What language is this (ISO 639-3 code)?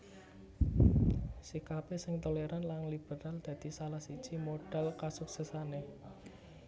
jav